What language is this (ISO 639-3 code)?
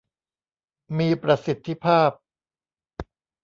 tha